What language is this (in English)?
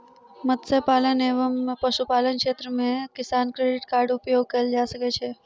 Maithili